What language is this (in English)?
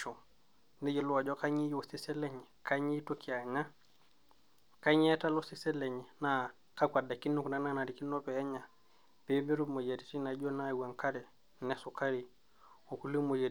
Masai